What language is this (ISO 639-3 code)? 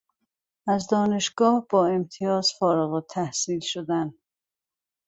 fas